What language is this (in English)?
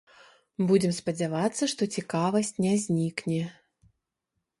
Belarusian